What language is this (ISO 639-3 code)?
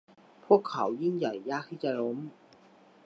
tha